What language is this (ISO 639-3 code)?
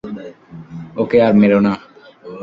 ben